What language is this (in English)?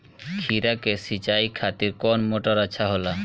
Bhojpuri